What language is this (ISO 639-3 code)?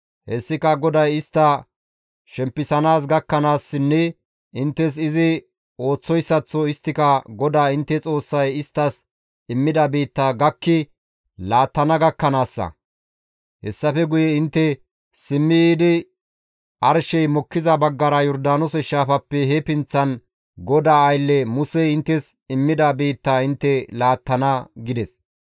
gmv